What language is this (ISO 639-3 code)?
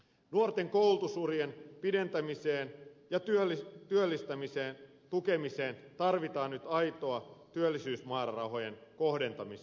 fin